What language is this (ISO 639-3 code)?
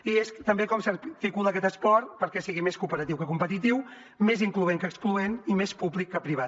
cat